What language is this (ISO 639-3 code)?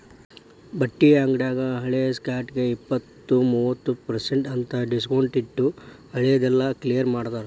kan